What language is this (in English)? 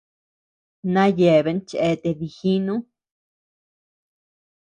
Tepeuxila Cuicatec